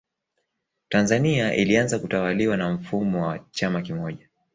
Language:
Swahili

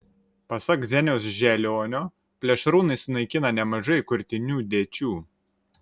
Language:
Lithuanian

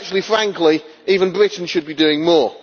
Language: English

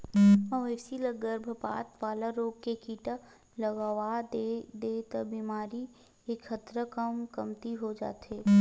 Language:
Chhattisgarhi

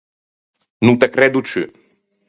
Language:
Ligurian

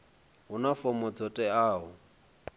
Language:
Venda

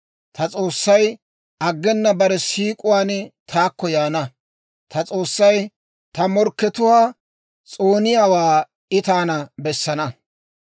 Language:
Dawro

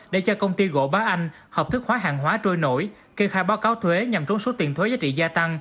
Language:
Vietnamese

